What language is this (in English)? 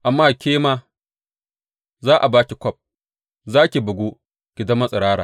Hausa